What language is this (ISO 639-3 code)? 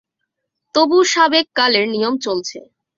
ben